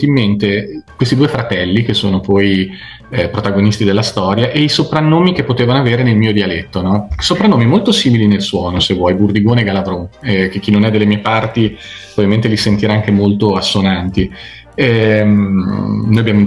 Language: Italian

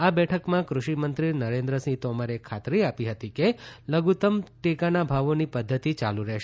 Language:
Gujarati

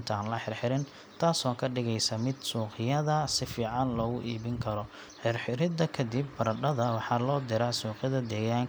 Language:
Somali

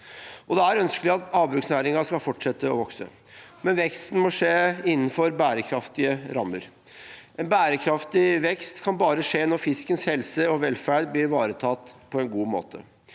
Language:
Norwegian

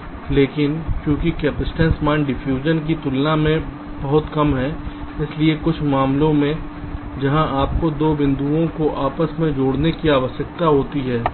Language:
Hindi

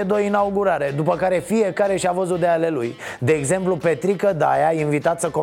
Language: Romanian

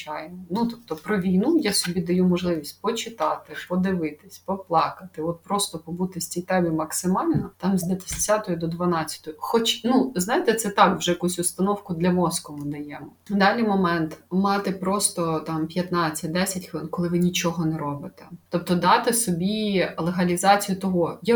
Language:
Ukrainian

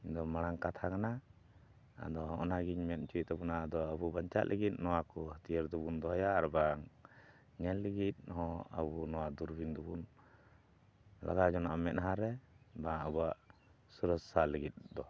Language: Santali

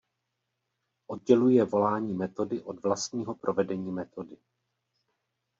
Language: Czech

